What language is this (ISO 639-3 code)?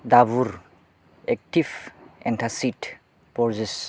brx